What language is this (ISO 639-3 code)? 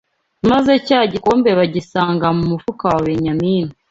kin